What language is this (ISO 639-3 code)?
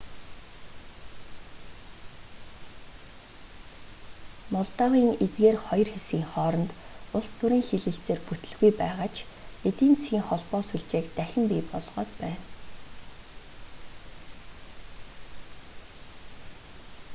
mon